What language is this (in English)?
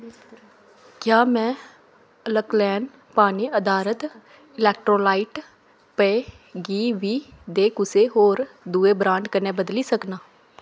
Dogri